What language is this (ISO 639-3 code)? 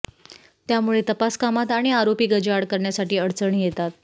mar